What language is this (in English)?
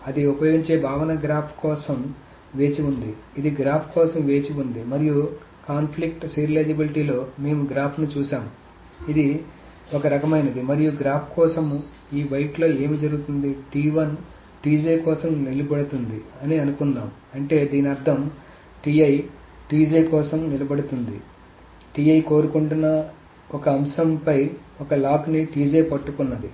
Telugu